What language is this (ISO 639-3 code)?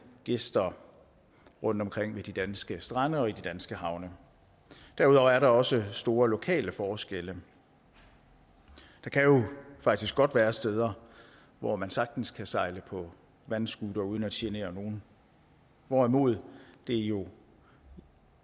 dan